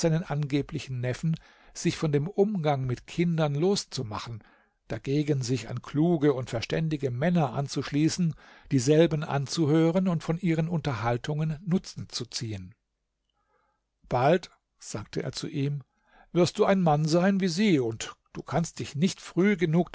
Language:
German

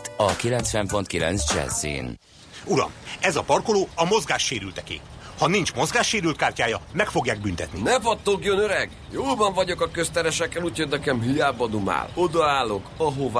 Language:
Hungarian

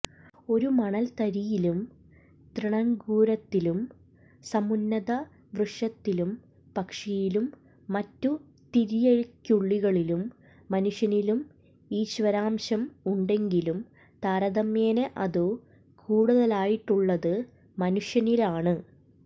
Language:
Malayalam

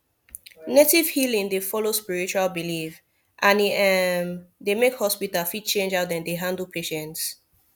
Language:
Nigerian Pidgin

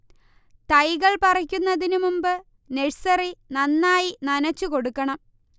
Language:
Malayalam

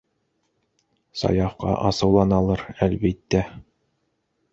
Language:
Bashkir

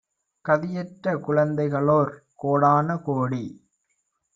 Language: Tamil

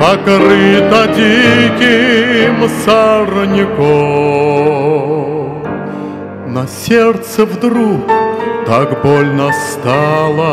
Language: Russian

